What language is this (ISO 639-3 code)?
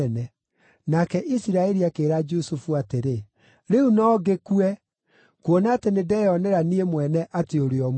kik